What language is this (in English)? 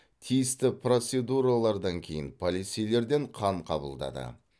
Kazakh